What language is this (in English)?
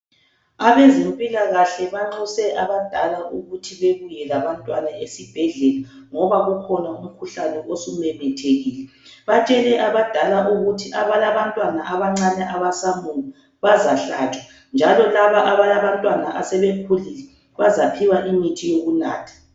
North Ndebele